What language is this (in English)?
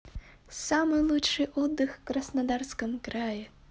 Russian